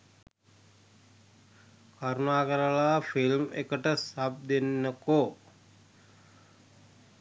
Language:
Sinhala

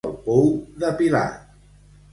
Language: Catalan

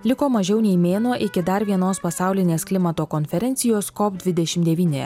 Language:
Lithuanian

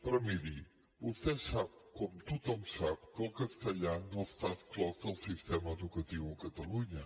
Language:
Catalan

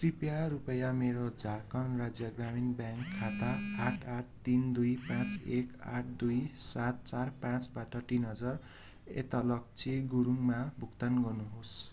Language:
Nepali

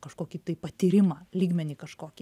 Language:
Lithuanian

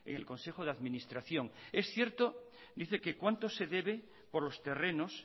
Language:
Spanish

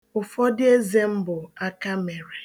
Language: Igbo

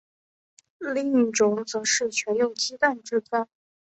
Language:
Chinese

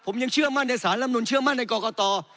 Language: Thai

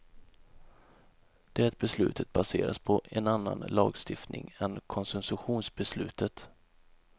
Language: Swedish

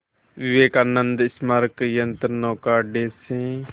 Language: Hindi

